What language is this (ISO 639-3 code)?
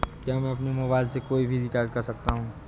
hin